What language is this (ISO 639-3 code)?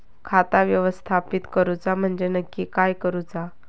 mar